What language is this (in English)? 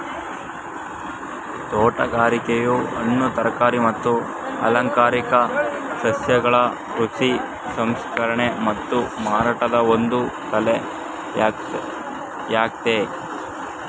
Kannada